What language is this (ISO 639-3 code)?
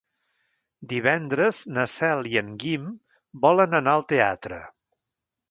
cat